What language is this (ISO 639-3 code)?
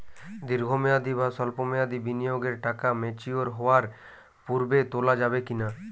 ben